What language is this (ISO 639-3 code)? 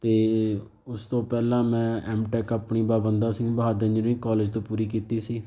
pan